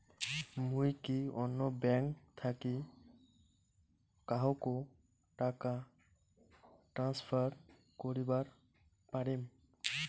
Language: Bangla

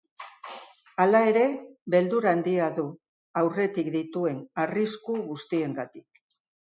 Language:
Basque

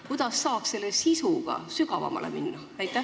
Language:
Estonian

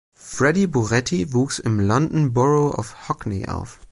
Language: German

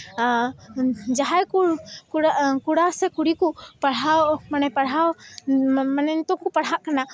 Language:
Santali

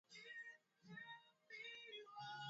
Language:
Swahili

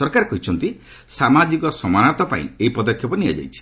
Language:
Odia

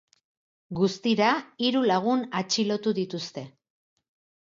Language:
Basque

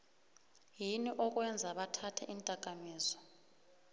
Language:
South Ndebele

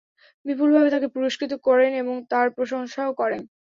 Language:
Bangla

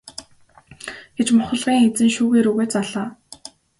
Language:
Mongolian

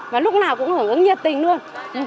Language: Vietnamese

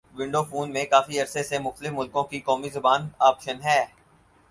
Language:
Urdu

